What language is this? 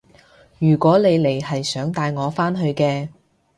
Cantonese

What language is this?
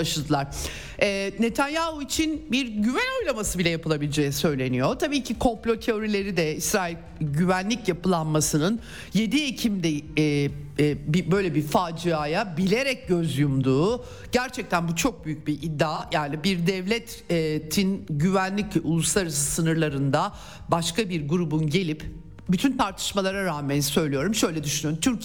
Turkish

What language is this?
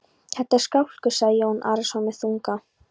Icelandic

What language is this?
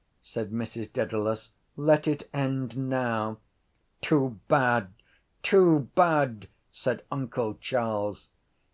English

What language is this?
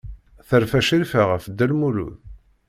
Kabyle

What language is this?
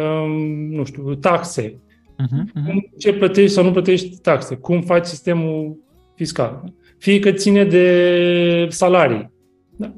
Romanian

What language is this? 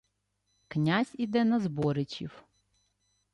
Ukrainian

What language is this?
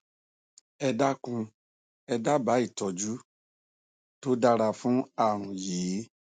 Yoruba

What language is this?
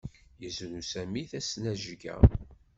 Kabyle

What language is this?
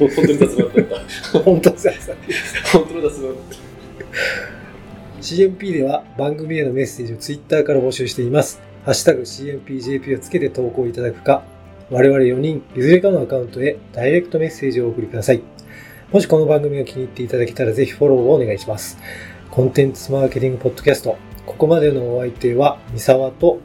Japanese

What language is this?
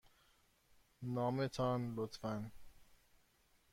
Persian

